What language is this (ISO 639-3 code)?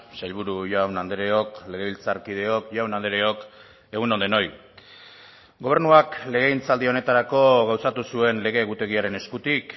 eus